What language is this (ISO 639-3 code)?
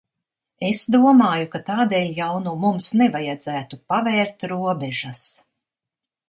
lav